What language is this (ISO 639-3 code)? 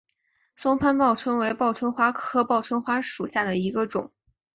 zho